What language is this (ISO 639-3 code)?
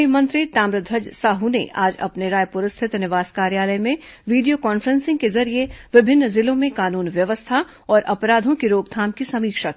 hin